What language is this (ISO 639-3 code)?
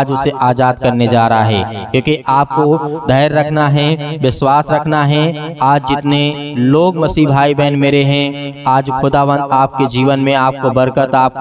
hin